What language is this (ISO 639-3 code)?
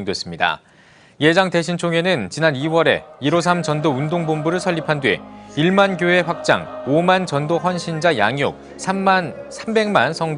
kor